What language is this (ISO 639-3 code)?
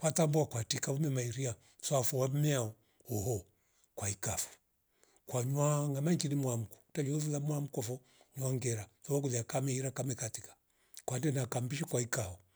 rof